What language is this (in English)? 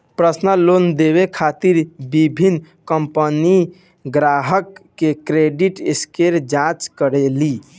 Bhojpuri